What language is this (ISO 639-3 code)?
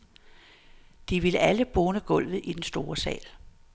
dan